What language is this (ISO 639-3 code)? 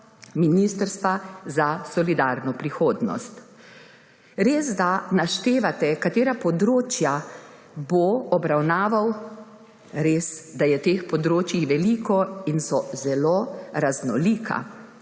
slv